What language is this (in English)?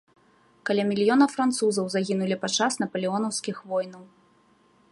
Belarusian